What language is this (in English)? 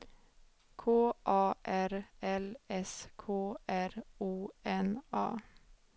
Swedish